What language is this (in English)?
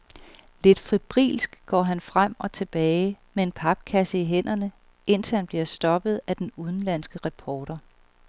Danish